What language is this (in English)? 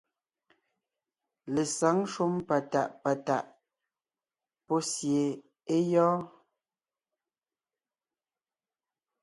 Ngiemboon